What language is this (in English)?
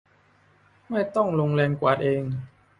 Thai